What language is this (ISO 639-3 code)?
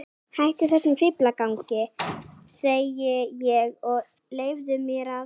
isl